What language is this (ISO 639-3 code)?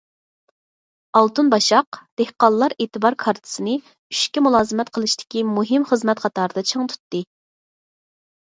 uig